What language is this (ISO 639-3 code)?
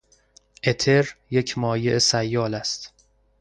fas